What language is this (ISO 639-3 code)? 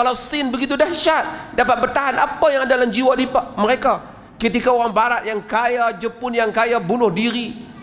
msa